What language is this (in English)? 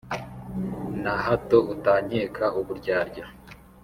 Kinyarwanda